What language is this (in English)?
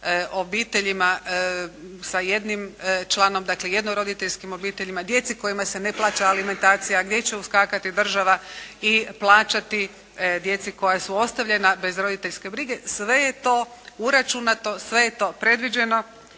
Croatian